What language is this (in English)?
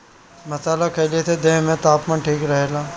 Bhojpuri